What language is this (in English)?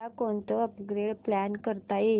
Marathi